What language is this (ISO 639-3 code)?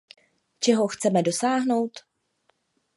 ces